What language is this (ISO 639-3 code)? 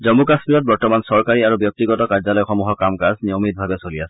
asm